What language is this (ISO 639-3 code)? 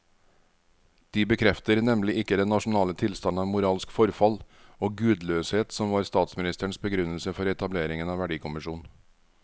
nor